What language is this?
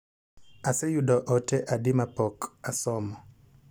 Luo (Kenya and Tanzania)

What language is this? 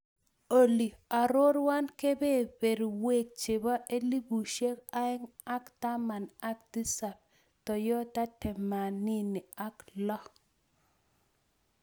Kalenjin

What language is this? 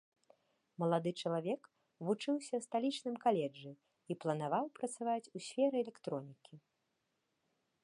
Belarusian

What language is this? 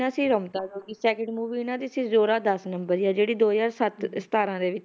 Punjabi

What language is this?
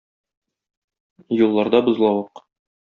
Tatar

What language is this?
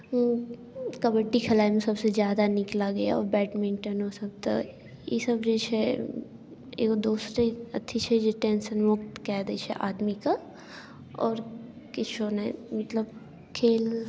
Maithili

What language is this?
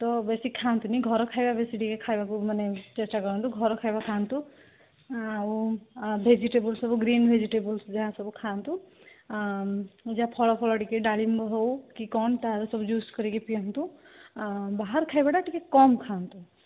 Odia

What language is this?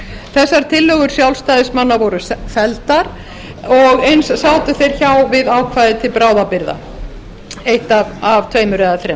Icelandic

